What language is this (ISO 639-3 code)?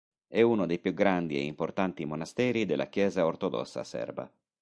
ita